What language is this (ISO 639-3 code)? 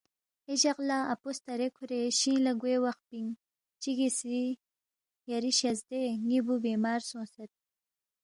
bft